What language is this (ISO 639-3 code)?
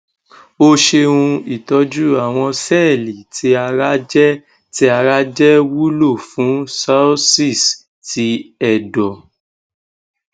yor